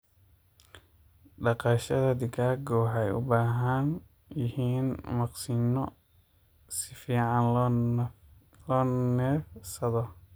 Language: Somali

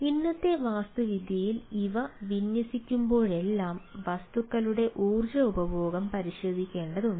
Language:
Malayalam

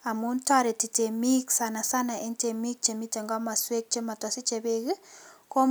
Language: Kalenjin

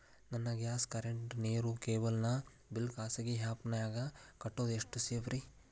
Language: Kannada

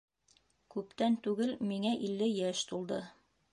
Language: Bashkir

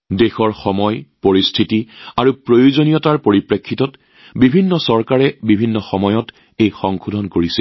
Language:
Assamese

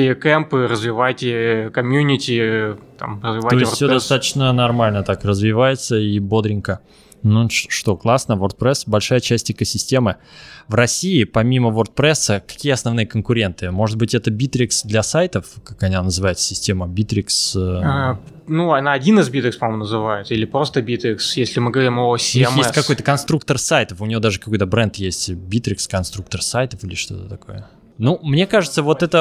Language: Russian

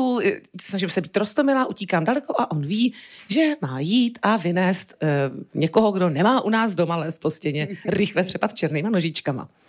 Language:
Czech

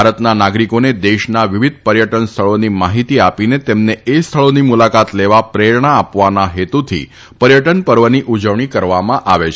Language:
Gujarati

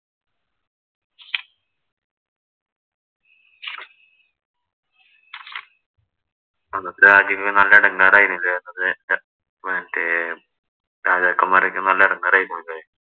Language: Malayalam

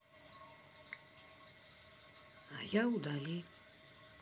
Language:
Russian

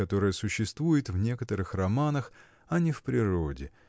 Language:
Russian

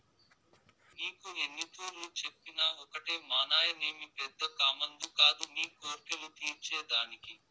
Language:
Telugu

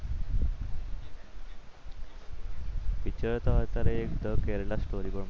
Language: Gujarati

